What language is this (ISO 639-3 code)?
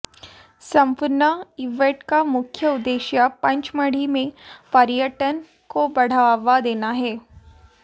hin